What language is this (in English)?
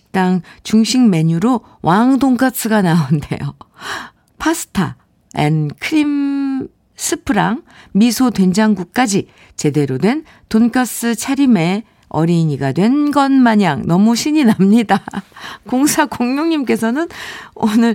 Korean